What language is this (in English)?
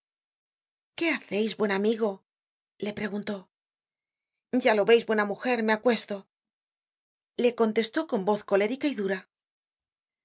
Spanish